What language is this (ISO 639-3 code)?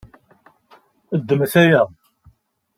kab